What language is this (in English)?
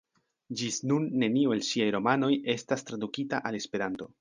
Esperanto